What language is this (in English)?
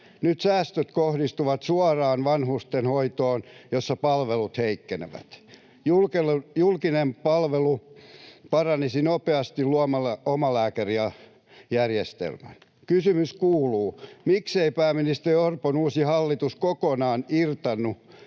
Finnish